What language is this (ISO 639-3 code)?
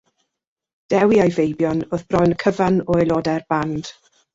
cym